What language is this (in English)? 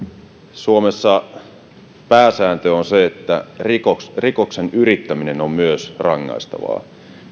Finnish